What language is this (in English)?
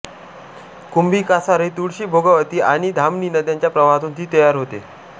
Marathi